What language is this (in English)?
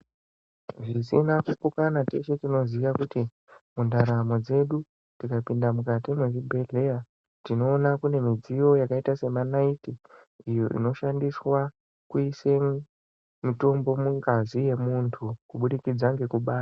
Ndau